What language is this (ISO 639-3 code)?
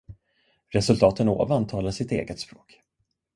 swe